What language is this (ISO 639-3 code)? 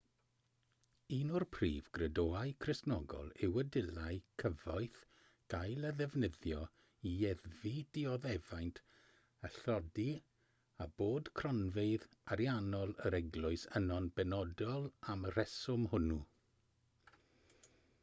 cym